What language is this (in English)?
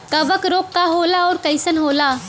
Bhojpuri